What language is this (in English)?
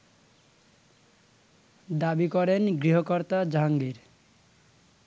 Bangla